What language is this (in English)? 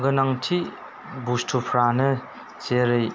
Bodo